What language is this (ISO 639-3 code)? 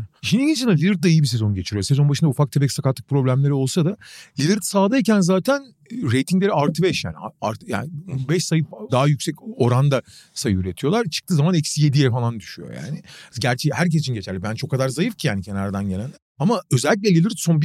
tur